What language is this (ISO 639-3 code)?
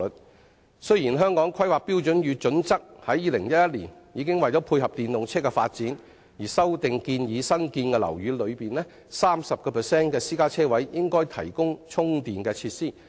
yue